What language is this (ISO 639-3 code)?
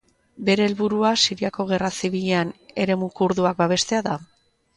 eus